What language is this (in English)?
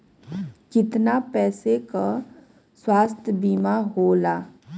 Bhojpuri